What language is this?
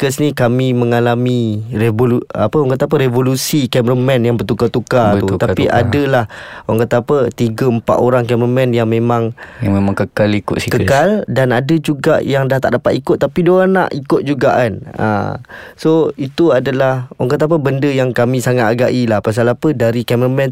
Malay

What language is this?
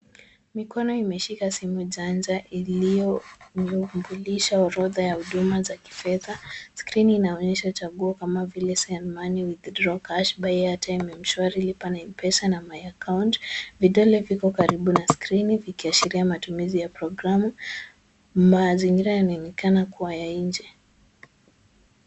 Swahili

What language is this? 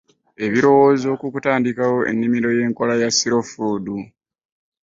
Ganda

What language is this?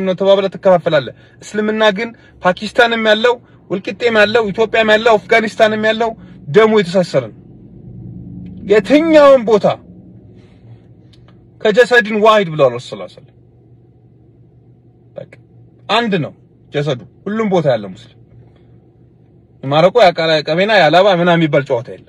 Arabic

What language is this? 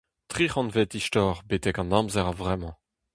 Breton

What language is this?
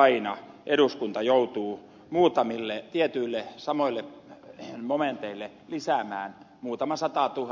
Finnish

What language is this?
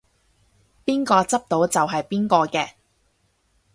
Cantonese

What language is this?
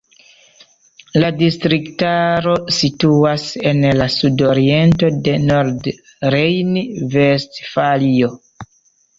Esperanto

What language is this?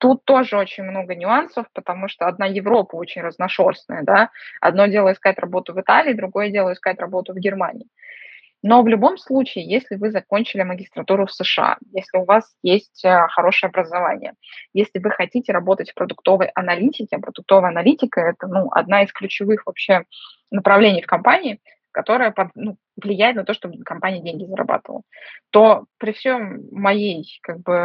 Russian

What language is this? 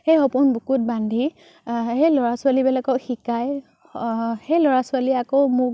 Assamese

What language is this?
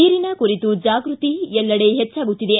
Kannada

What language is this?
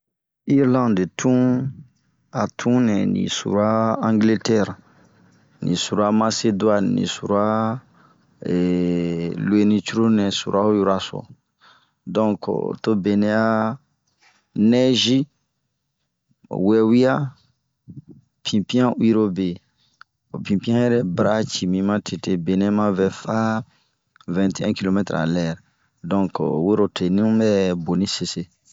Bomu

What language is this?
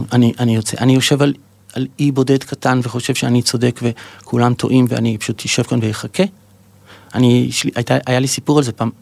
Hebrew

